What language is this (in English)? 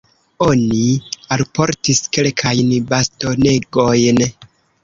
Esperanto